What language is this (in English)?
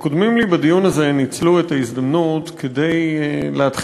Hebrew